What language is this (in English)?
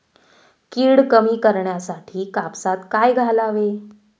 Marathi